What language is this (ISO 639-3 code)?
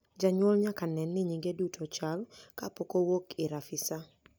luo